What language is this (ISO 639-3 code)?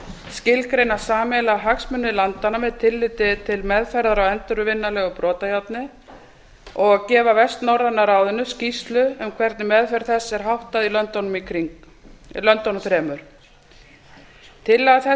isl